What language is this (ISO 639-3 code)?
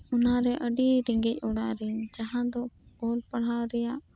sat